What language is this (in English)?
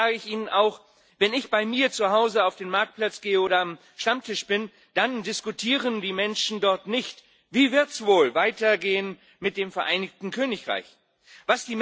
German